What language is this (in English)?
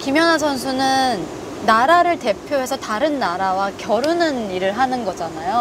Korean